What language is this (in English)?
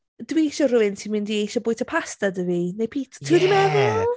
Welsh